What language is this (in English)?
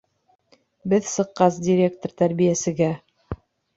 Bashkir